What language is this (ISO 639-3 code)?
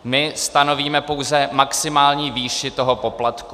ces